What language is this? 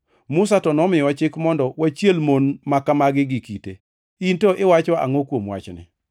Luo (Kenya and Tanzania)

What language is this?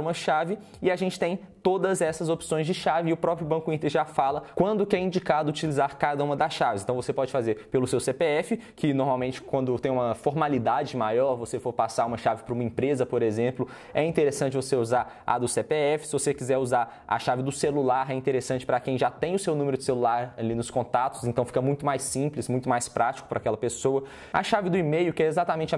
Portuguese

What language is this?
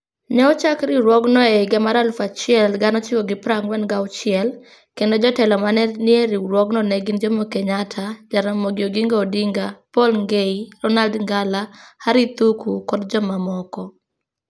Luo (Kenya and Tanzania)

